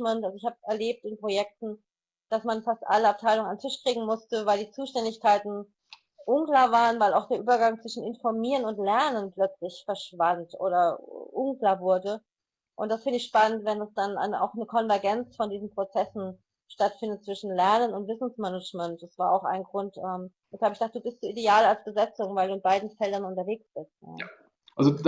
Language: German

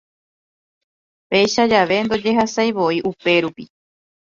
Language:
Guarani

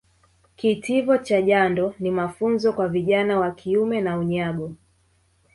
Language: Swahili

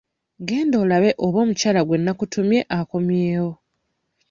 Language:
Ganda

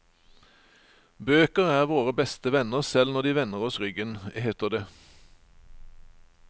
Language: Norwegian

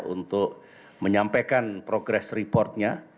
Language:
Indonesian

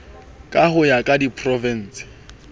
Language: Southern Sotho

